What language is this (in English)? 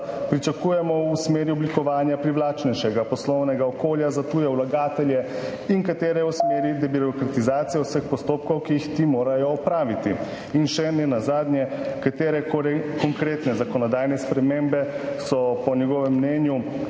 Slovenian